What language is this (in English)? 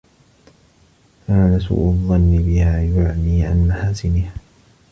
Arabic